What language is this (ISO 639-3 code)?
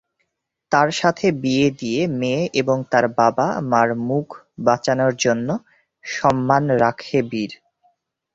ben